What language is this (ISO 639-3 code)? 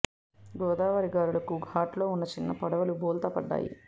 tel